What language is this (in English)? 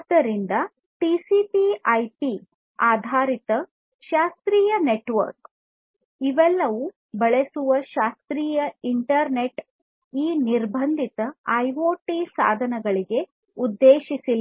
Kannada